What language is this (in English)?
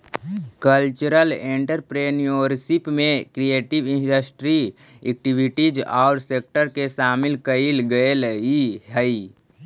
Magahi